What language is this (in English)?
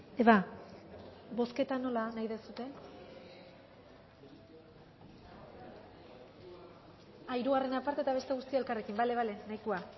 Basque